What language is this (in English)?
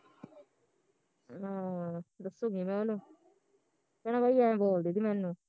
Punjabi